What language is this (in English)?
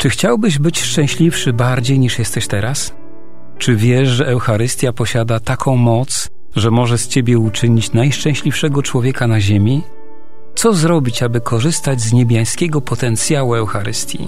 Polish